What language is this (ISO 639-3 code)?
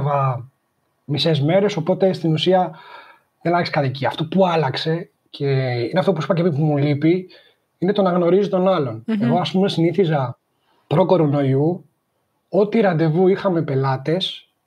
ell